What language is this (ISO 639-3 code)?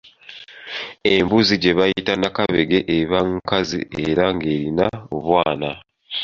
lug